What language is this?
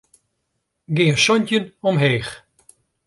Western Frisian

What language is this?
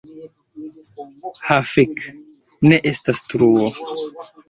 Esperanto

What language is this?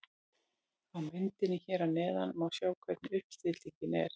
Icelandic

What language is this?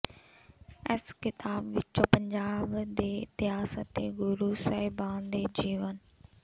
Punjabi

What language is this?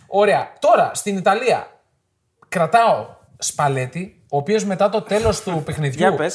Greek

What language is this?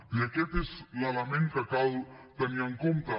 Catalan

